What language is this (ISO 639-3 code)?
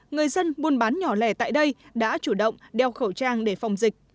vie